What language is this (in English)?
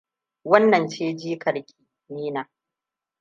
Hausa